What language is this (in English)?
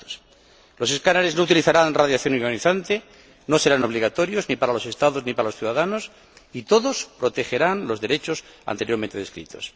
Spanish